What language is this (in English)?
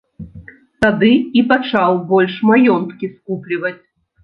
Belarusian